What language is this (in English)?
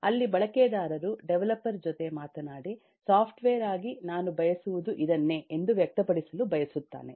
Kannada